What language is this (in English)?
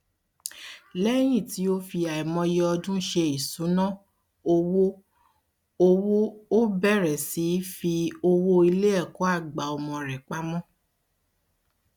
Yoruba